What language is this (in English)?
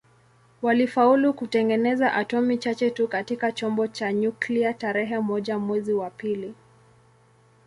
Swahili